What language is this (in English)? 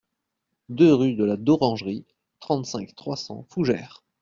French